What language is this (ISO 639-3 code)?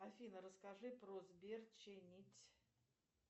rus